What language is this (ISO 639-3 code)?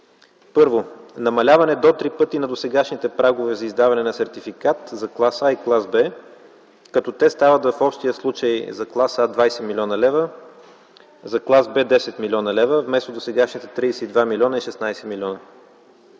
bul